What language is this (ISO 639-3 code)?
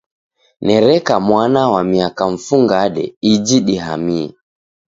dav